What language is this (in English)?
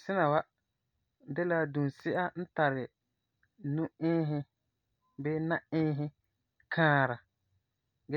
Frafra